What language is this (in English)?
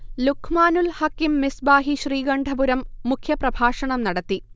Malayalam